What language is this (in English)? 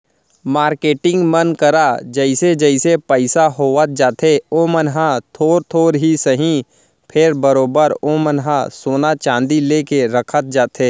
Chhattisgarhi